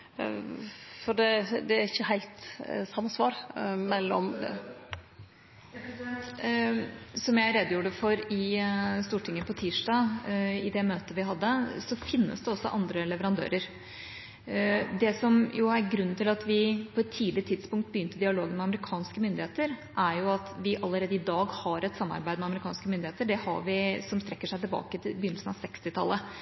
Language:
Norwegian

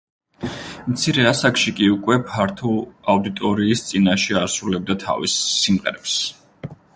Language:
Georgian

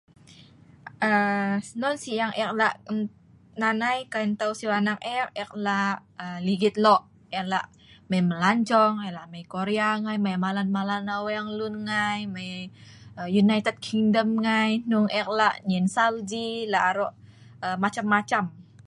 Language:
Sa'ban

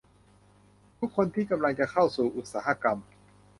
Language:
Thai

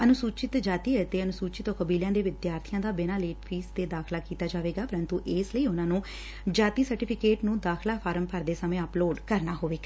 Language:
Punjabi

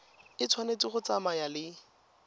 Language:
Tswana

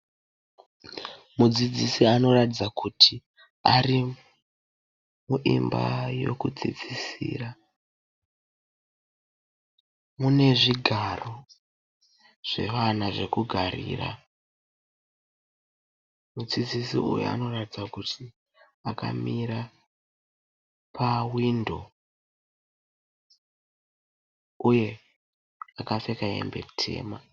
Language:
Shona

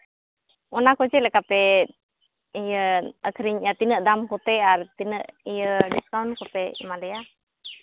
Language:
Santali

